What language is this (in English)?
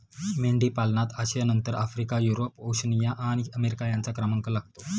Marathi